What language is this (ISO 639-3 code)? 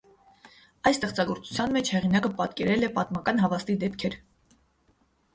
hye